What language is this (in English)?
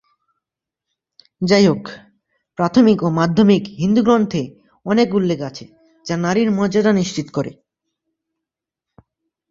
Bangla